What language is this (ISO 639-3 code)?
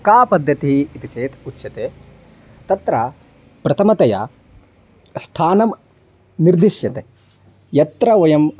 san